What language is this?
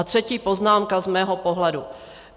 Czech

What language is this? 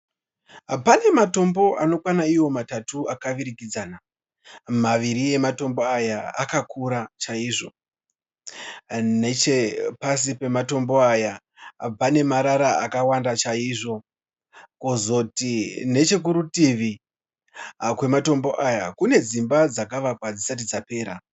Shona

